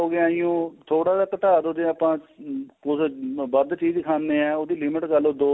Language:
Punjabi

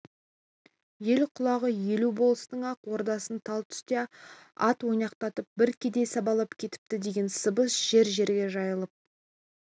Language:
Kazakh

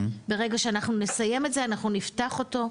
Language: Hebrew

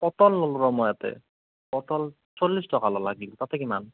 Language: Assamese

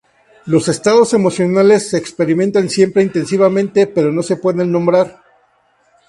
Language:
Spanish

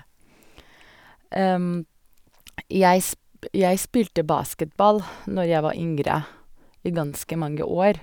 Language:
Norwegian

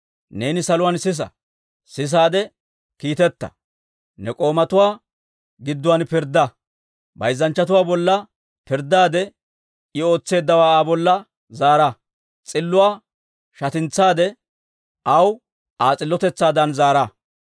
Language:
Dawro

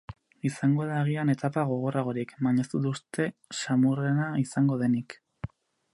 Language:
Basque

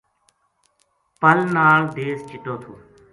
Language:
Gujari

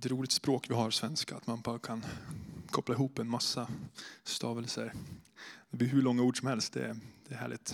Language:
Swedish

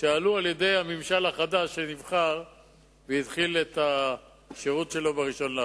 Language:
Hebrew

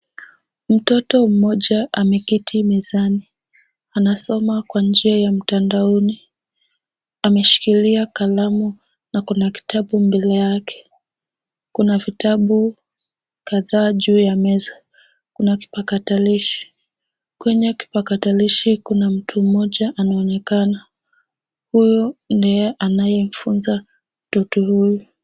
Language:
Swahili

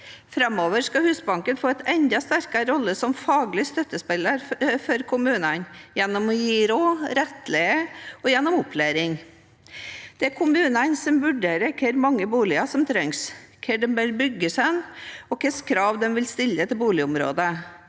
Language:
Norwegian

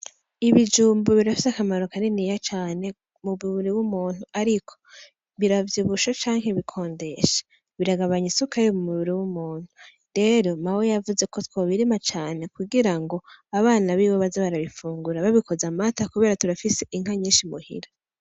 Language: Rundi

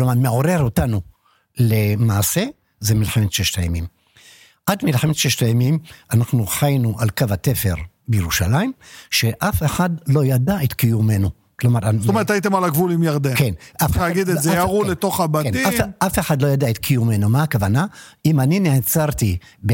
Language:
Hebrew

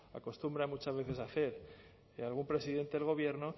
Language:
Spanish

